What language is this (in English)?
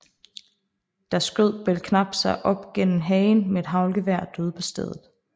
Danish